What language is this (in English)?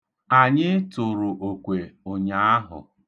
Igbo